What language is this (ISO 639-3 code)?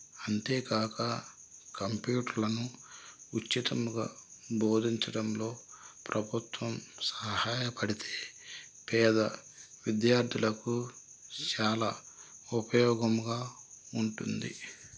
tel